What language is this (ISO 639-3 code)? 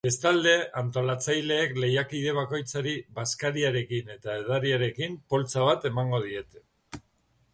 eus